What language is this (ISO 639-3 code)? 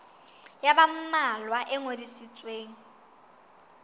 sot